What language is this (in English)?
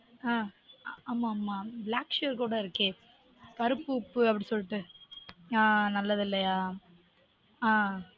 Tamil